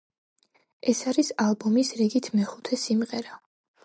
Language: Georgian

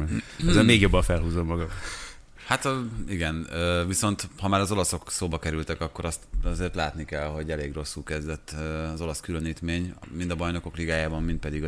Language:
Hungarian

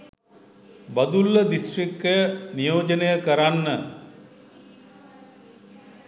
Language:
Sinhala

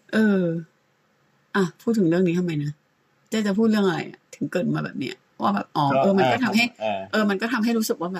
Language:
Thai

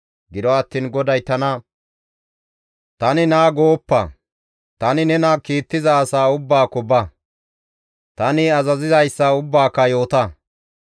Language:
Gamo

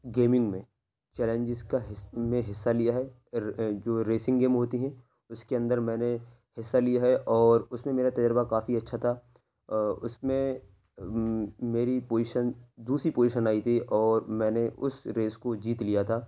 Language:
Urdu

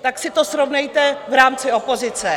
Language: Czech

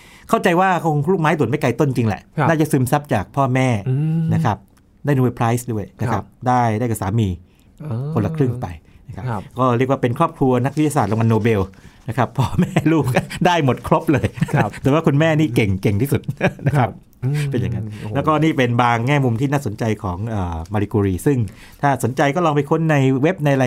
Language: Thai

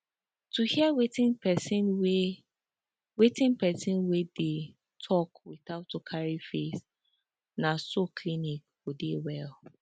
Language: Nigerian Pidgin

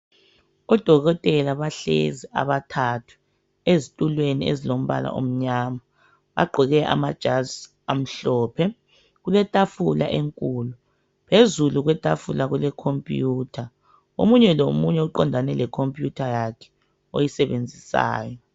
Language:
North Ndebele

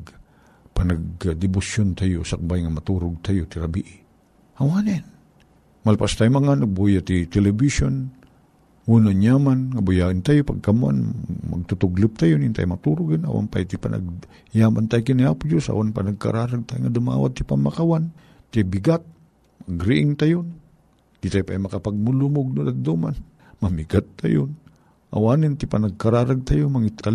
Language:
Filipino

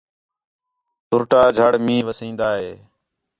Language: Khetrani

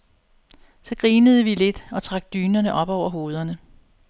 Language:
Danish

